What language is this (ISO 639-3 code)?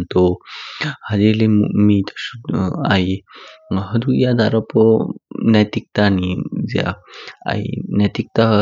kfk